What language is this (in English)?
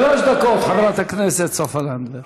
Hebrew